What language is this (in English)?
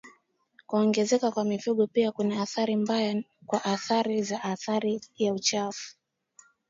Swahili